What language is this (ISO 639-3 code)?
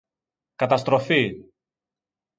ell